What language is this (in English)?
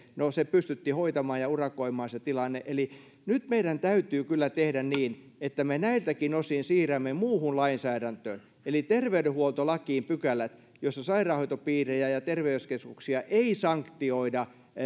Finnish